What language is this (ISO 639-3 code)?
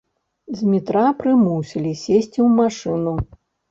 bel